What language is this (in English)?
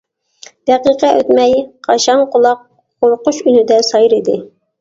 Uyghur